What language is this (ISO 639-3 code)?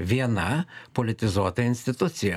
lit